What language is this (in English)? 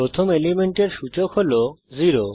Bangla